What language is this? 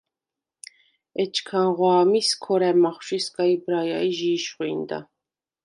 Svan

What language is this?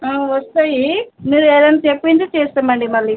Telugu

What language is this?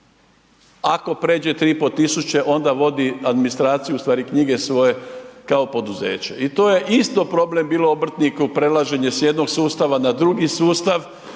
Croatian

